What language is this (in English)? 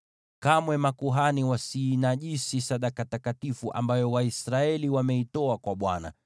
Swahili